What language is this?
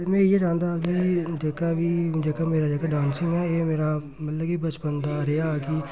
Dogri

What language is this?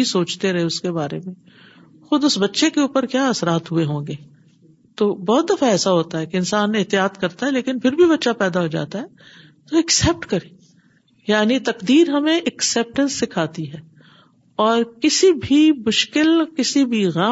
Urdu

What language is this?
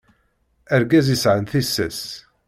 Kabyle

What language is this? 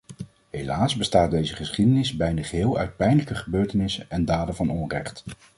Dutch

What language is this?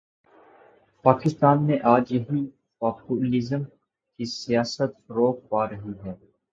Urdu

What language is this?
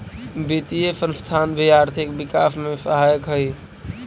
Magahi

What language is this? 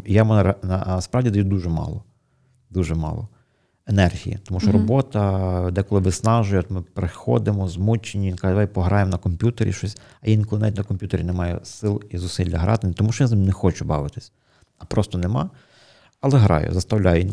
Ukrainian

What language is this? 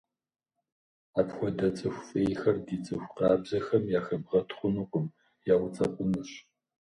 Kabardian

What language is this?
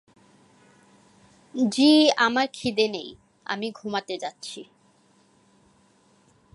Bangla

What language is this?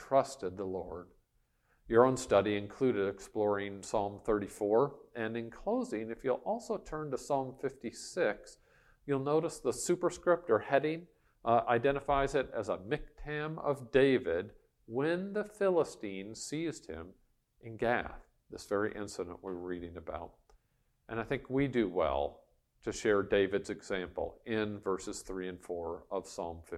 English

